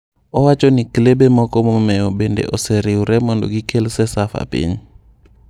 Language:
Luo (Kenya and Tanzania)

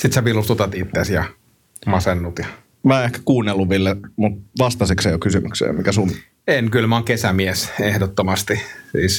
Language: Finnish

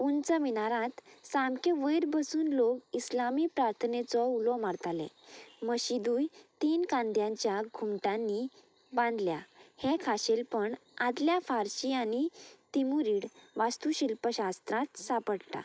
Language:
Konkani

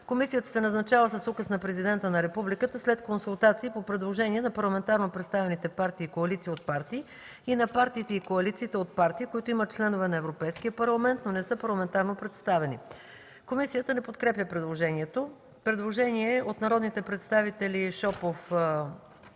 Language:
Bulgarian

